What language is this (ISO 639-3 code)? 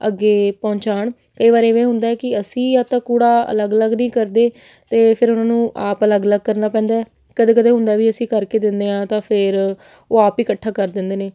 pan